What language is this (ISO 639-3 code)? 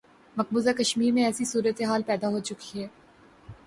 urd